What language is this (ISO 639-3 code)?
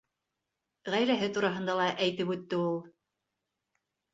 bak